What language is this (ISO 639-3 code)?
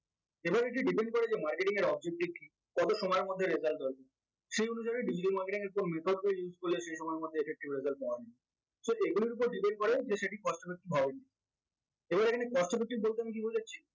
ben